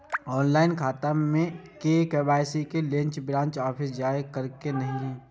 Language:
Maithili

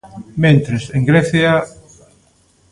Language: Galician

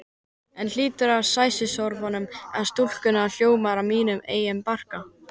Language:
Icelandic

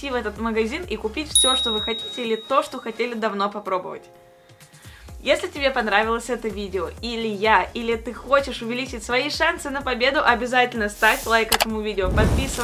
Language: Russian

